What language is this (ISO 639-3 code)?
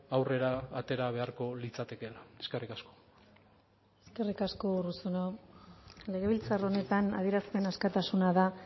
eus